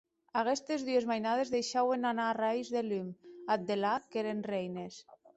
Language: Occitan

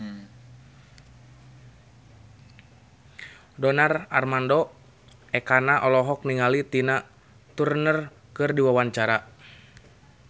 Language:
Sundanese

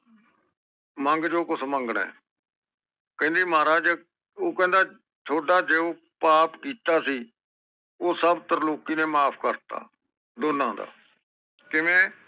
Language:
Punjabi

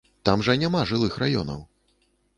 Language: Belarusian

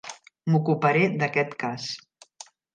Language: Catalan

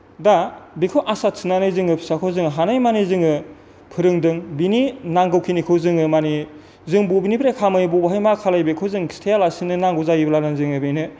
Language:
Bodo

